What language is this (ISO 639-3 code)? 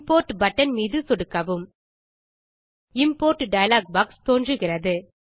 tam